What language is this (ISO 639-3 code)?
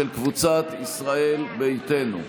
heb